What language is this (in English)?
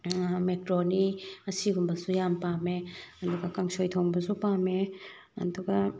Manipuri